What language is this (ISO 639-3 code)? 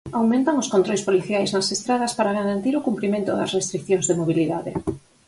glg